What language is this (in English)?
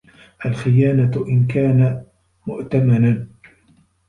Arabic